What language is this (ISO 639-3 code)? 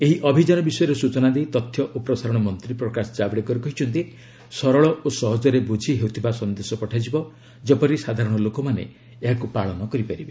ori